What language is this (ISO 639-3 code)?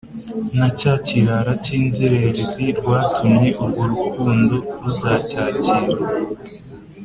kin